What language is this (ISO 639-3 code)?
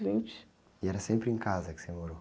por